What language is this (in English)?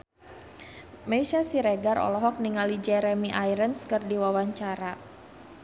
Sundanese